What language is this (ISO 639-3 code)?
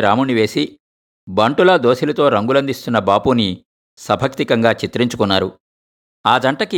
tel